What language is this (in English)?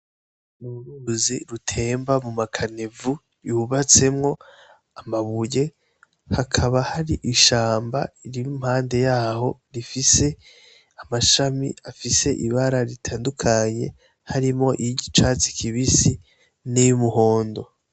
Rundi